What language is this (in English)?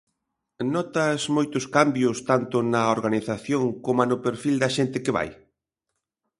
Galician